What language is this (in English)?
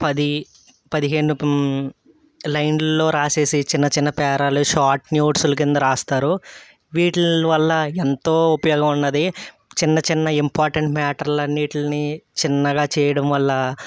Telugu